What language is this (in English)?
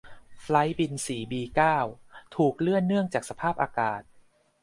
Thai